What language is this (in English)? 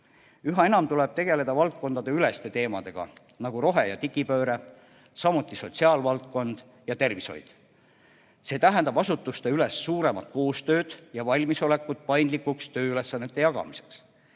Estonian